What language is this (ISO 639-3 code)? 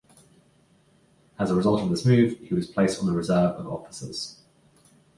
eng